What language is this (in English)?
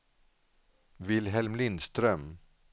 Swedish